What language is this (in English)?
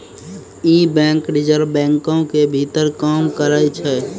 Maithili